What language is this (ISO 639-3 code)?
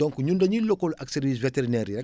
wol